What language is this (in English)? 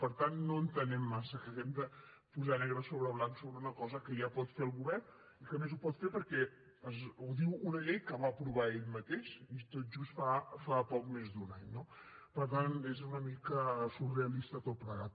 Catalan